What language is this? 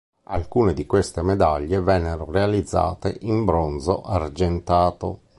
Italian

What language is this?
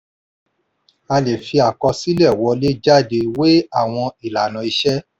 Yoruba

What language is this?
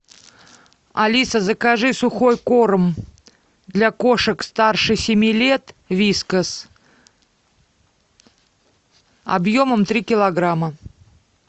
Russian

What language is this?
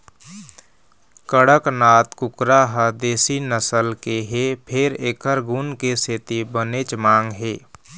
Chhattisgarhi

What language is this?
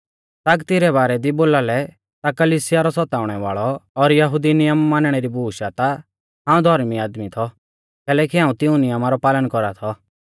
Mahasu Pahari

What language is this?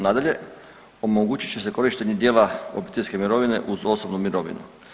Croatian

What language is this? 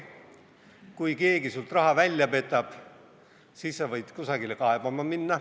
Estonian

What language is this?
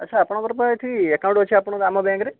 Odia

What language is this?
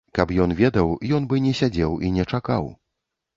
Belarusian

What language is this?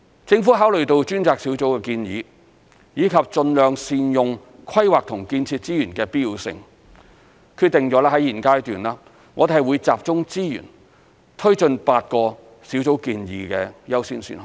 Cantonese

